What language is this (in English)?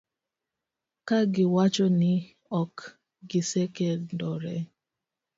Luo (Kenya and Tanzania)